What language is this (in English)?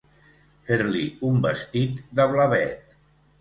Catalan